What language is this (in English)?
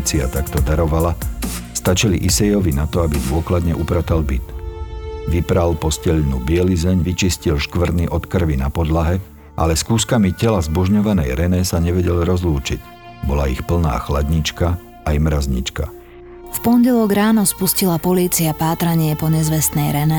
Slovak